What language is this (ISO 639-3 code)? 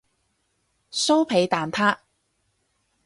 yue